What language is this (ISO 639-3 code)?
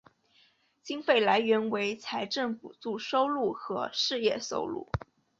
zho